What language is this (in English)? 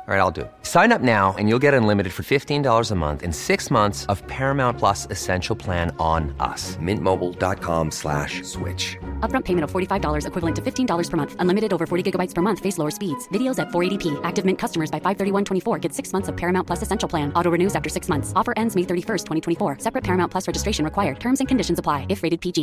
Urdu